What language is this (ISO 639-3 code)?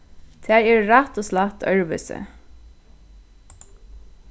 fao